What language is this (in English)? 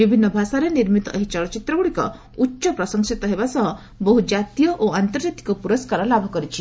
Odia